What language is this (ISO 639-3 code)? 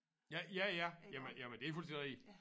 dan